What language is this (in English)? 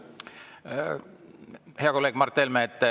Estonian